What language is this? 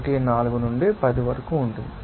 Telugu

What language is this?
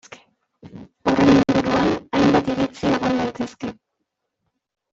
Basque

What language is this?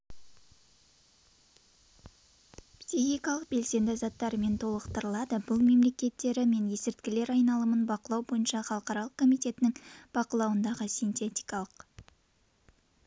Kazakh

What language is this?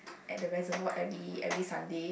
English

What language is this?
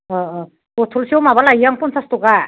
Bodo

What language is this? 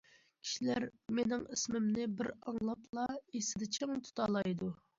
Uyghur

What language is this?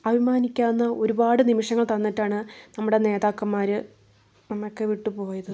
Malayalam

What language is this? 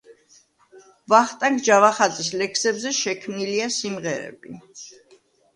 Georgian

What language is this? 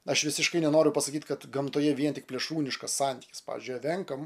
Lithuanian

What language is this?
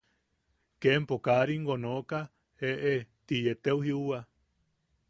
Yaqui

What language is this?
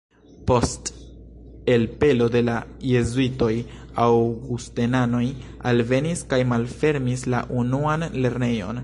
Esperanto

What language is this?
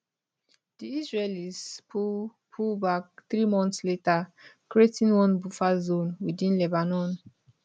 Nigerian Pidgin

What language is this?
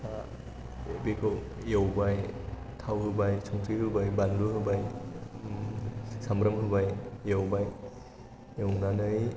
Bodo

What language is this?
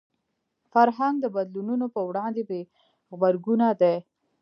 Pashto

